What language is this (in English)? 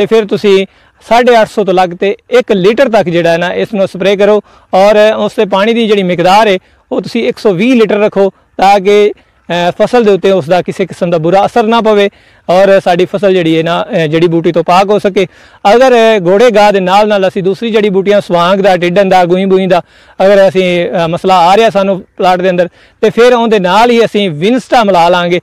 Punjabi